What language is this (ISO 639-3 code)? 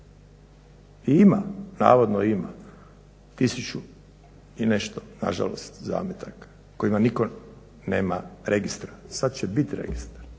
hrv